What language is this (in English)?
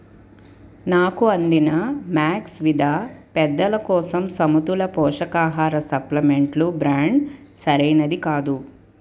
Telugu